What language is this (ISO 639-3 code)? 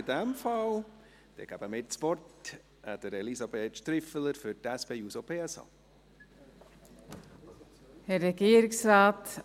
gsw